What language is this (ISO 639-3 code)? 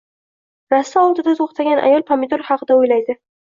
uzb